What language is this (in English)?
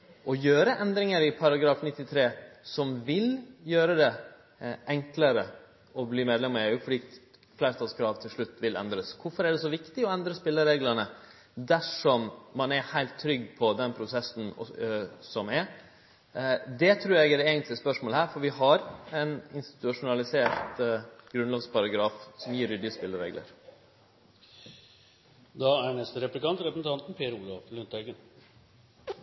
Norwegian